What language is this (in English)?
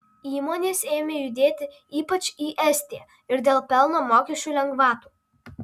Lithuanian